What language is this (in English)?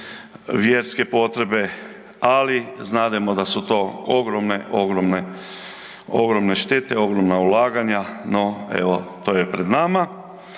Croatian